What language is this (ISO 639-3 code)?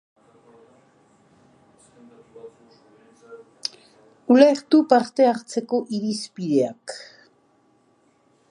eus